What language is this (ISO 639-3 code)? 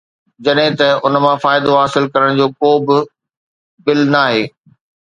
snd